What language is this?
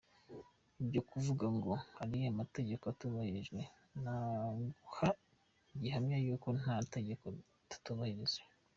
Kinyarwanda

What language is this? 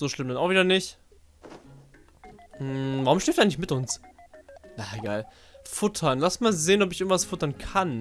German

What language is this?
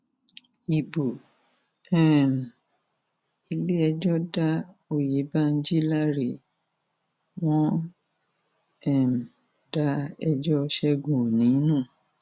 Yoruba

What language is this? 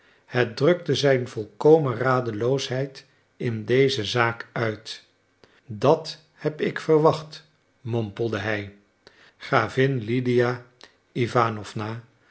Dutch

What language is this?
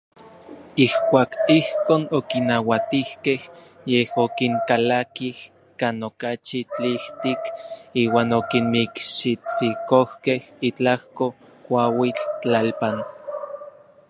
Orizaba Nahuatl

